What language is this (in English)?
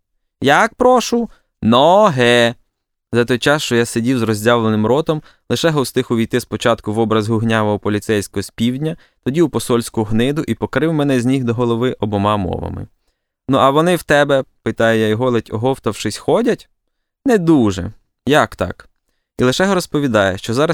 Ukrainian